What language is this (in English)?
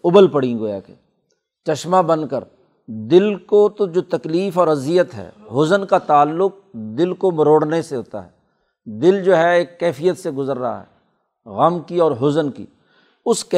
Urdu